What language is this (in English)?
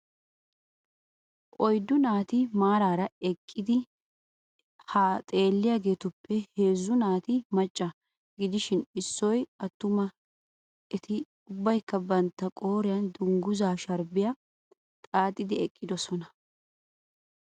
Wolaytta